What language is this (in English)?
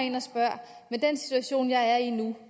Danish